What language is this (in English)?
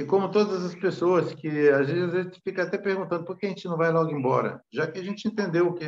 Portuguese